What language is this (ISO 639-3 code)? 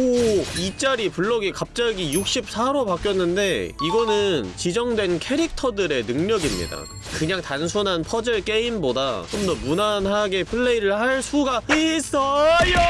kor